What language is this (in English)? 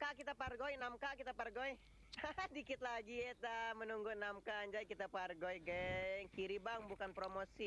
Indonesian